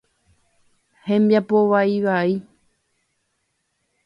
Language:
Guarani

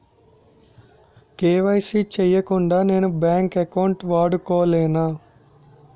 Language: Telugu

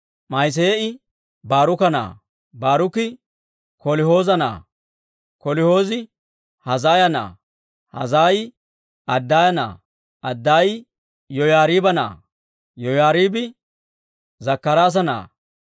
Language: Dawro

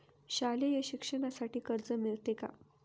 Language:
Marathi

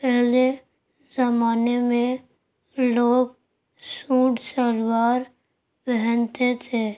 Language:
Urdu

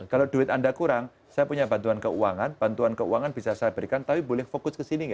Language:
Indonesian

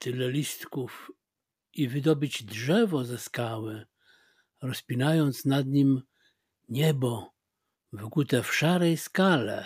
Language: Polish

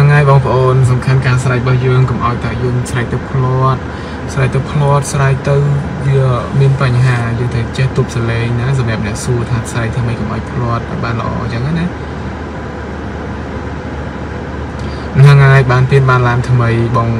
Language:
Thai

